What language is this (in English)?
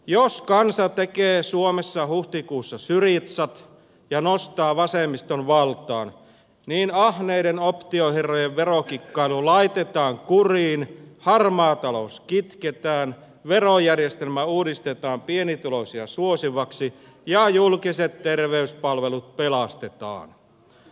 Finnish